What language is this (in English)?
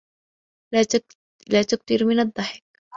Arabic